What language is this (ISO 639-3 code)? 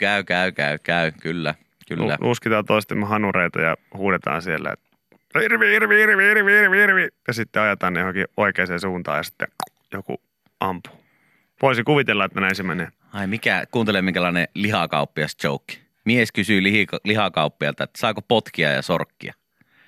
fin